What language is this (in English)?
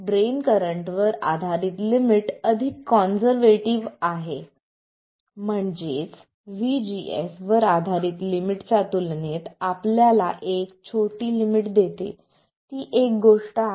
Marathi